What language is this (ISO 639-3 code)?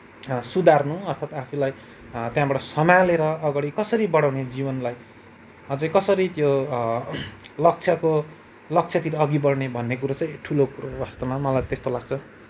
nep